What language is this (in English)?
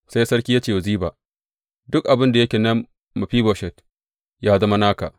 Hausa